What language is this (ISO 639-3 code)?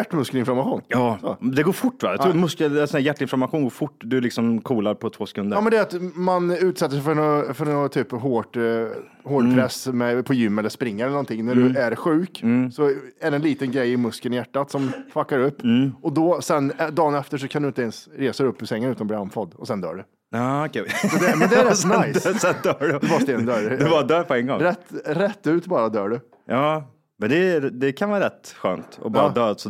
swe